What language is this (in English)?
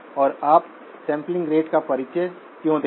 Hindi